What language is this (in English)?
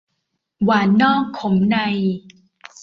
Thai